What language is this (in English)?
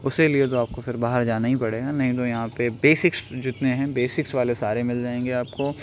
Urdu